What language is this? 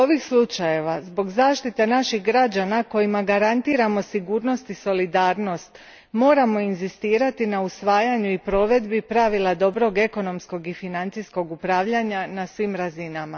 Croatian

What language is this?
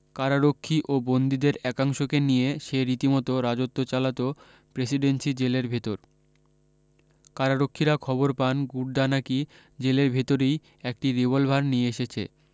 Bangla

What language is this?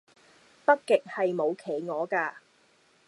Cantonese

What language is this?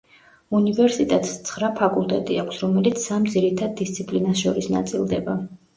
Georgian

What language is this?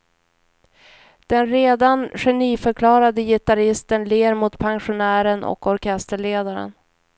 Swedish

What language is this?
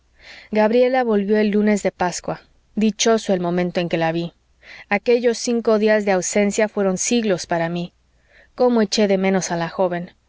Spanish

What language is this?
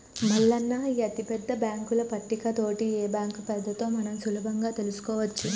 Telugu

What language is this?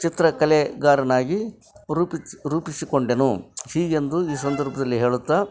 Kannada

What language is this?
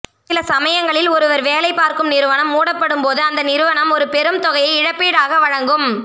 Tamil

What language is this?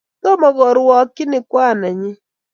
Kalenjin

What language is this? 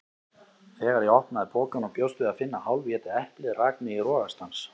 Icelandic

